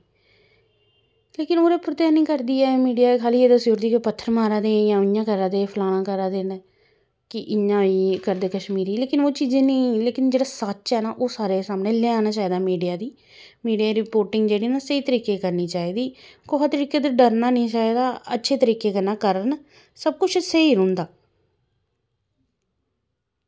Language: Dogri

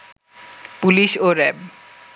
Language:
Bangla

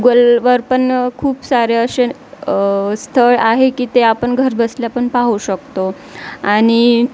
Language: Marathi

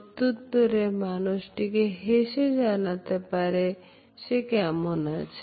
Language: Bangla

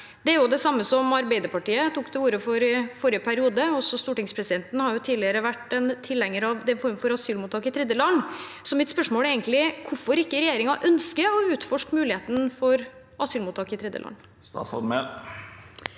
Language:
Norwegian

